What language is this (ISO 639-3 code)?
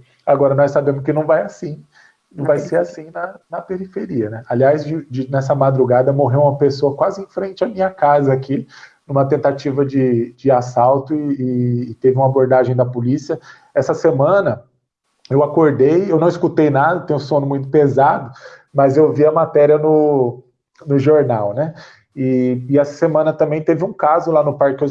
por